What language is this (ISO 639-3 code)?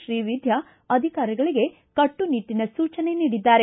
kan